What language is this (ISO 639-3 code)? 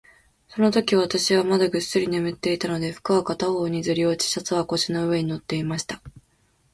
jpn